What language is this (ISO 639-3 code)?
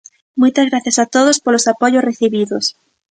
glg